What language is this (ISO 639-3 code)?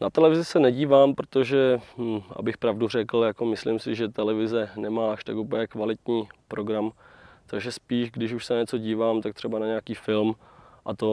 ces